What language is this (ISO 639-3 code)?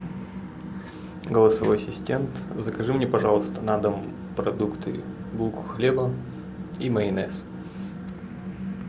rus